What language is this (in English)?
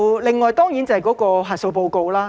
Cantonese